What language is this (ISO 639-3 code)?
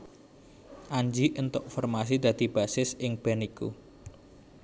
jav